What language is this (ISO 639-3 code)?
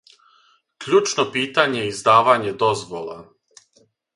srp